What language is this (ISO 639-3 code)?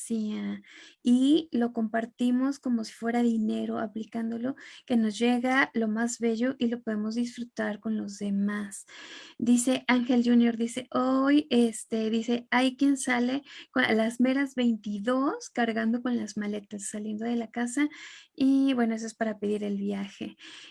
spa